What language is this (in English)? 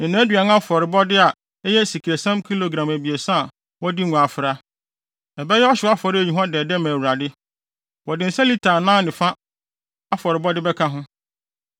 Akan